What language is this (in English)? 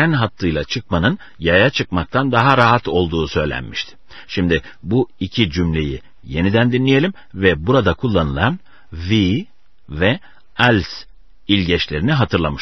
Turkish